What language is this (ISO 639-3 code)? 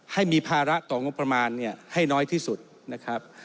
tha